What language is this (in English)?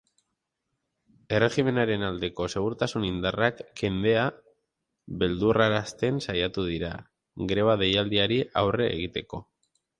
Basque